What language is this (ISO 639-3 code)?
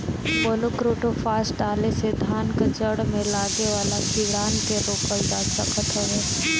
bho